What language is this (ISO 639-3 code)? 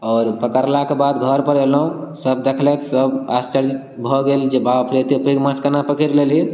mai